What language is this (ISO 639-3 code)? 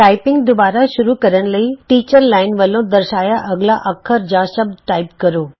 pan